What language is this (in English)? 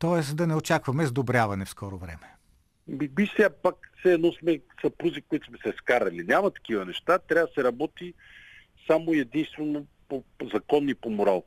Bulgarian